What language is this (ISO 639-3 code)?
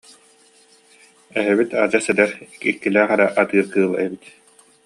sah